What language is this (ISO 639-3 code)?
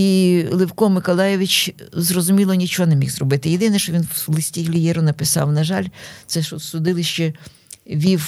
ukr